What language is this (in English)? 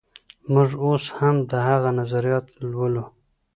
Pashto